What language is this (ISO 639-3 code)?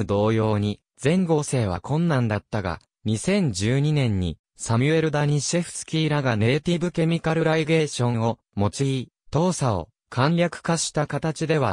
jpn